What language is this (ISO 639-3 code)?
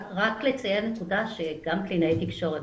heb